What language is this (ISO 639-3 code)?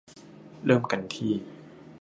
tha